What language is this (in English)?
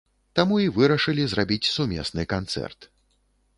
Belarusian